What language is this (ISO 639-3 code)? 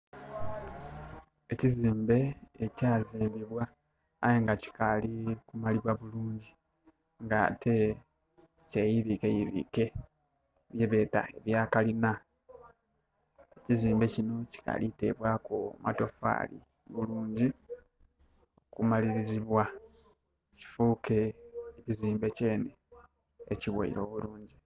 xog